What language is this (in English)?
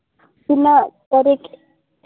Santali